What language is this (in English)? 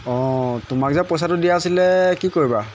Assamese